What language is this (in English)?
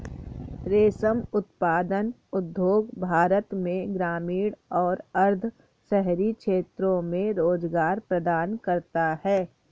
Hindi